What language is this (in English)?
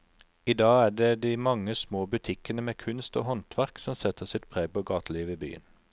Norwegian